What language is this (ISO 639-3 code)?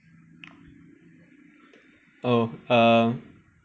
eng